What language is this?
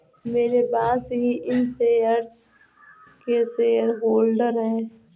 Hindi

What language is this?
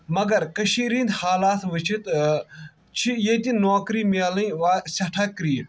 Kashmiri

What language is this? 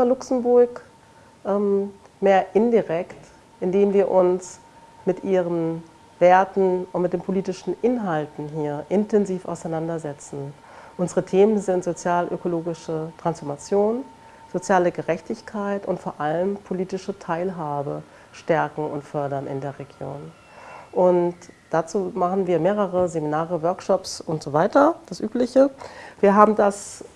German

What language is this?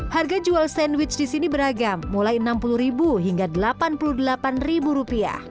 Indonesian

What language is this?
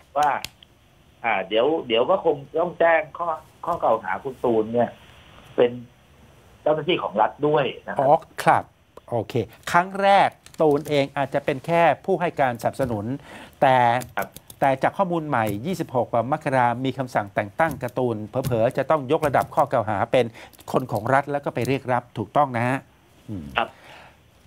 Thai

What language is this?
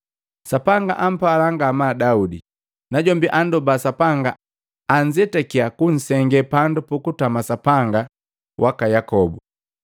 Matengo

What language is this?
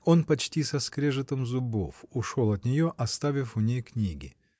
Russian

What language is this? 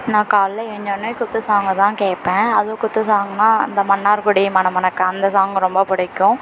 Tamil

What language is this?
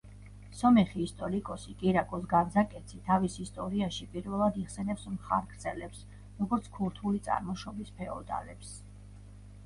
Georgian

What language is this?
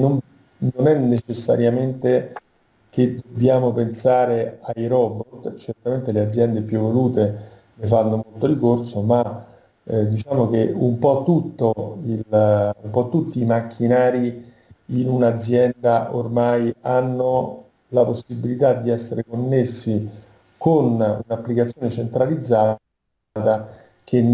Italian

